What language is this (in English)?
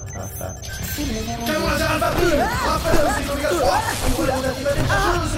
French